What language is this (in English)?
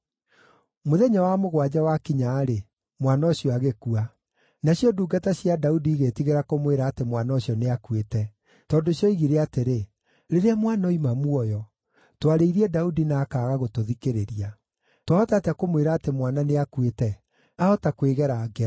Kikuyu